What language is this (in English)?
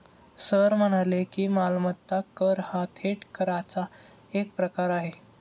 Marathi